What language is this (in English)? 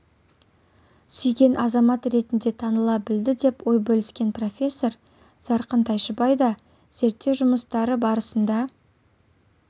Kazakh